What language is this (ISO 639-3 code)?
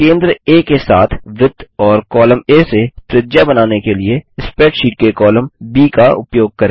hin